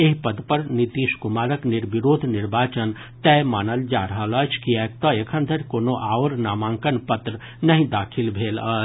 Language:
Maithili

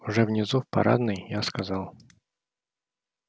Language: Russian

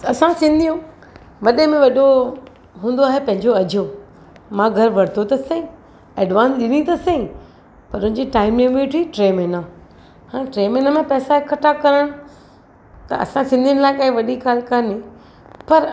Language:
Sindhi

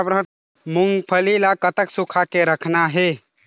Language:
Chhattisgarhi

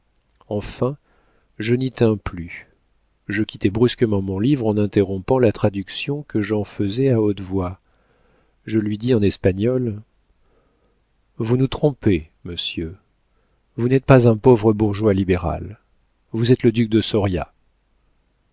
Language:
French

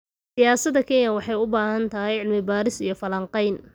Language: Somali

